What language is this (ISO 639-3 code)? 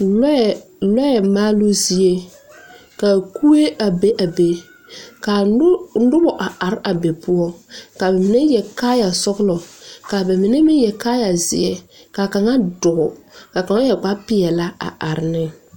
dga